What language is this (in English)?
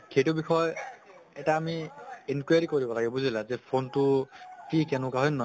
Assamese